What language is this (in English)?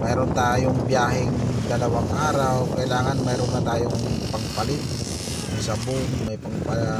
Filipino